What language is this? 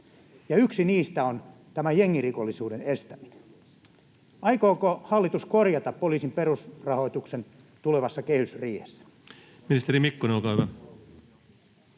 Finnish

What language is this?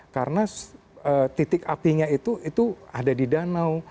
Indonesian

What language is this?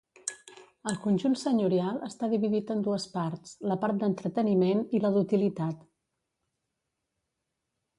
Catalan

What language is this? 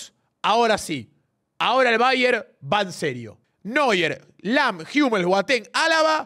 Spanish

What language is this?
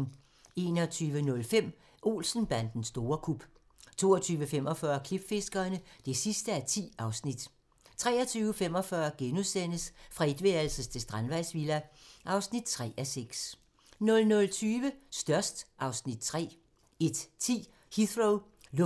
Danish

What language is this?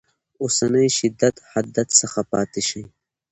Pashto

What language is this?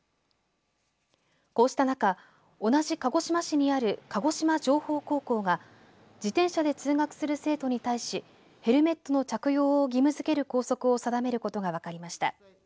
Japanese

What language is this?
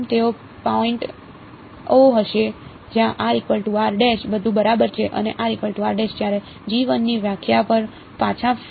Gujarati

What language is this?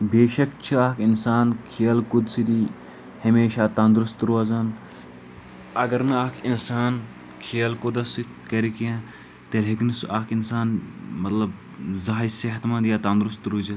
Kashmiri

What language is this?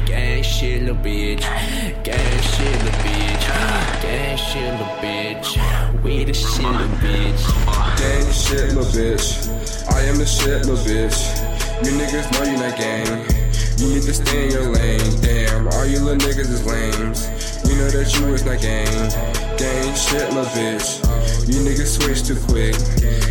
English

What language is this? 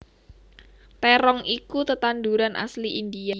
Javanese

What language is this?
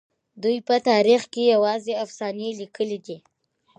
Pashto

